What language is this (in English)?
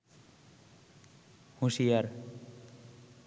Bangla